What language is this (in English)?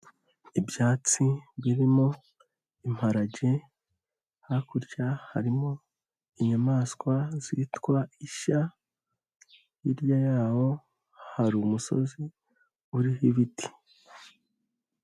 Kinyarwanda